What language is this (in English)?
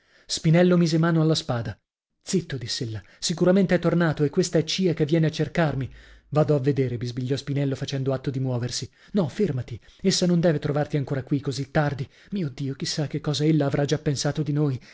Italian